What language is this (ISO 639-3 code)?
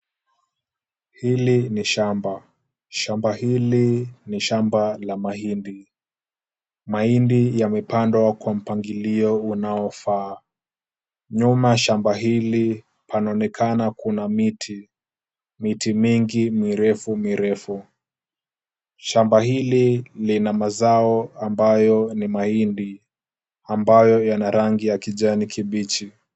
swa